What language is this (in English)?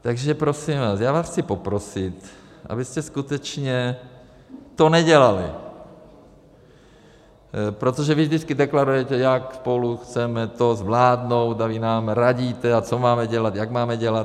Czech